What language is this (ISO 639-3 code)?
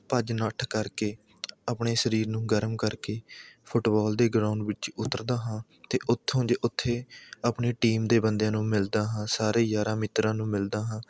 pan